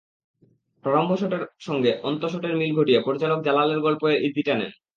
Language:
Bangla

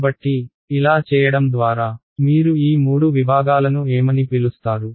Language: Telugu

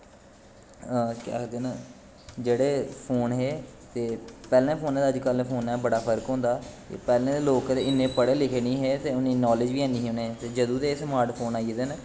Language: Dogri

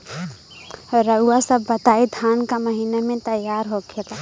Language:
Bhojpuri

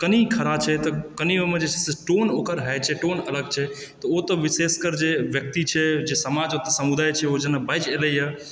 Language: Maithili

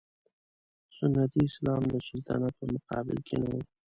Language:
Pashto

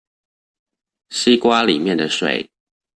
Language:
Chinese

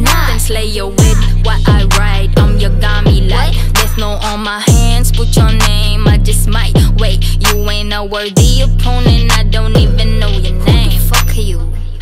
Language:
Spanish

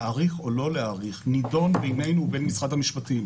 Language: Hebrew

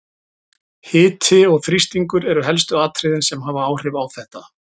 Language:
Icelandic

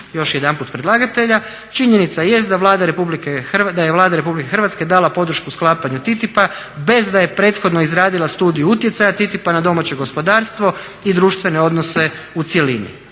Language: Croatian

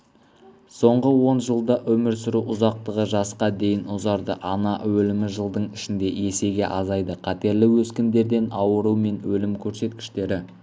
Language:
Kazakh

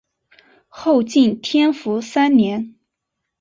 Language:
Chinese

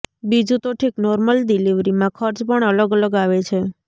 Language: Gujarati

